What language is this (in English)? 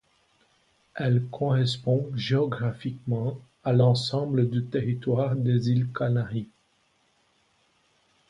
French